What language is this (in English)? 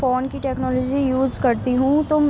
Urdu